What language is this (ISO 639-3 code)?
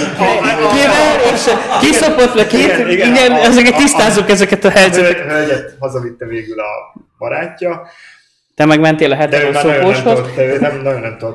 hun